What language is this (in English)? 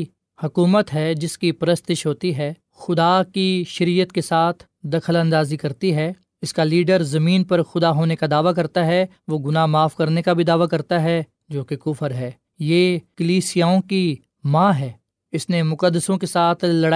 Urdu